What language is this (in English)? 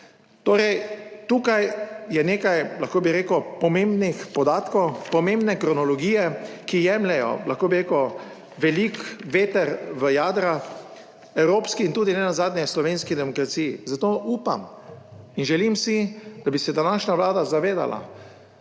Slovenian